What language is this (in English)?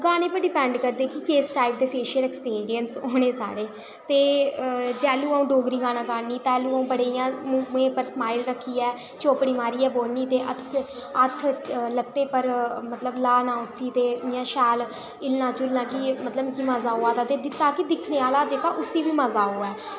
Dogri